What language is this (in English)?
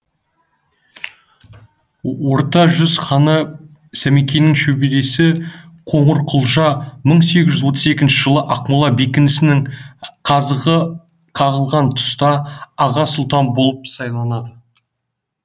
Kazakh